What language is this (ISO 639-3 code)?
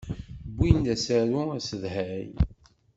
kab